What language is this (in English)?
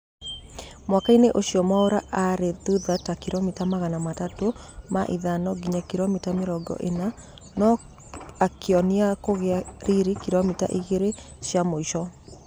Kikuyu